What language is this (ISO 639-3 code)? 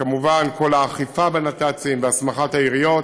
heb